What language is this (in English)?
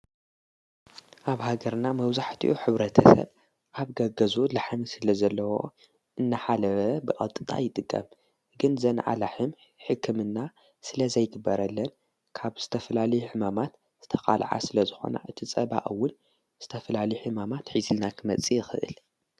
Tigrinya